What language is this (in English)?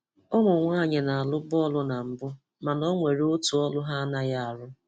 Igbo